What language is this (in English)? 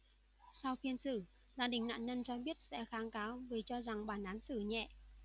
Vietnamese